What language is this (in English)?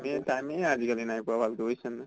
Assamese